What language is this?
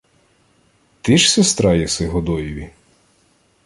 Ukrainian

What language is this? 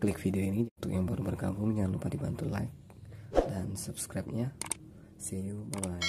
Indonesian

